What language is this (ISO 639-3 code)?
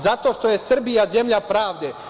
srp